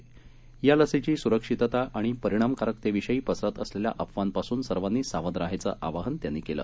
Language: Marathi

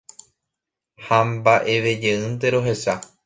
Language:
Guarani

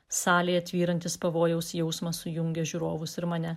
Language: Lithuanian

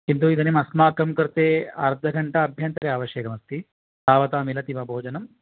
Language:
Sanskrit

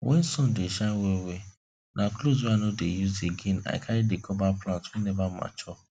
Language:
Nigerian Pidgin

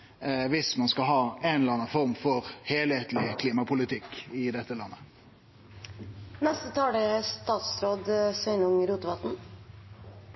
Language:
Norwegian Nynorsk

